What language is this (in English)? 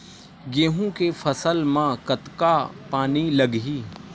Chhattisgarhi